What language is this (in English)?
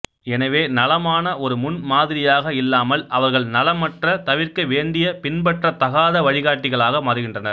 Tamil